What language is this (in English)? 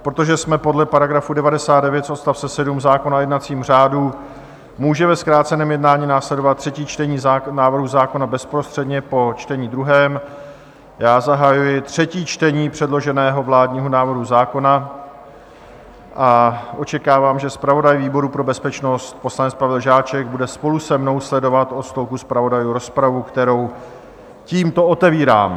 Czech